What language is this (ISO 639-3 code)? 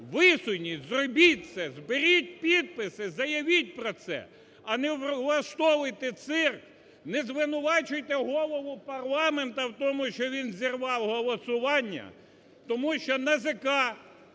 ukr